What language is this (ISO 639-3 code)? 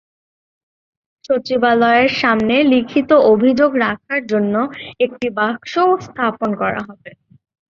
ben